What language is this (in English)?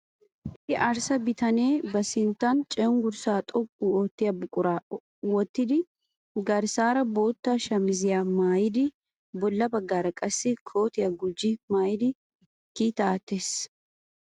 Wolaytta